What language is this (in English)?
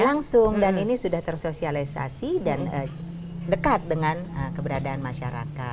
Indonesian